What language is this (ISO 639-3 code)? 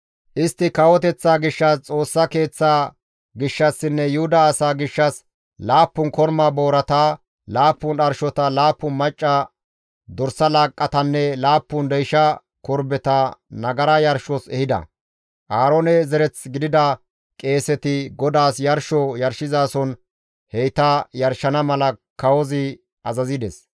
gmv